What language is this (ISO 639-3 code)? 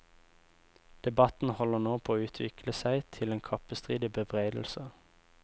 nor